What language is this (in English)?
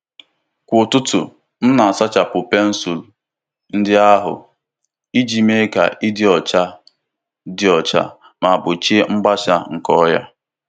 Igbo